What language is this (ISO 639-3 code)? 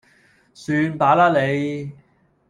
yue